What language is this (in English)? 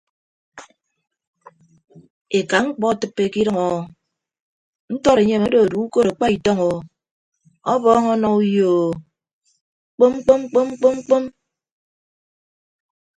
Ibibio